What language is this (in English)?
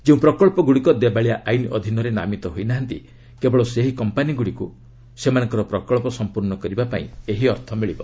Odia